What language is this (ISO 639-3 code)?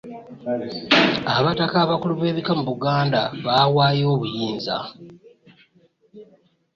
lug